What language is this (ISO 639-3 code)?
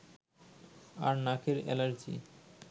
ben